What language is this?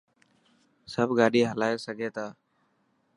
Dhatki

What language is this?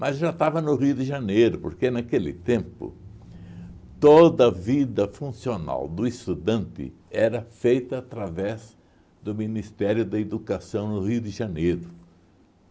Portuguese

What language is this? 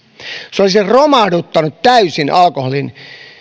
Finnish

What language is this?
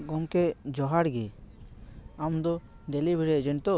Santali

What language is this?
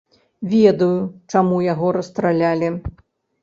Belarusian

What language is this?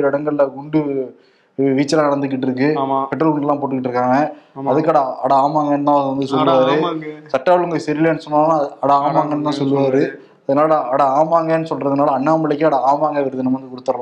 Tamil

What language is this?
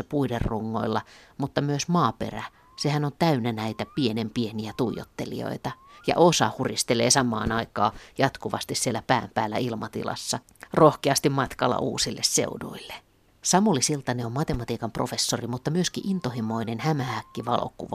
Finnish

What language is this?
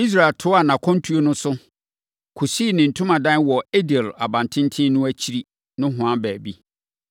Akan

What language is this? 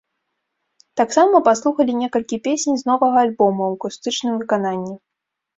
Belarusian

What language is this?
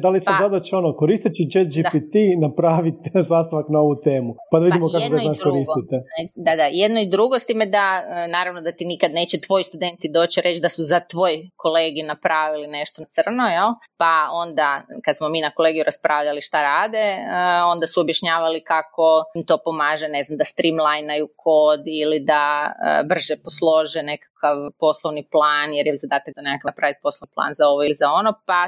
Croatian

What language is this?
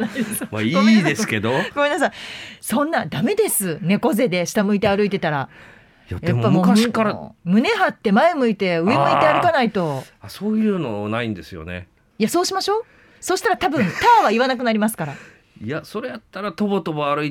Japanese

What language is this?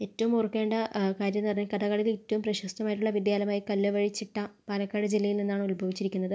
Malayalam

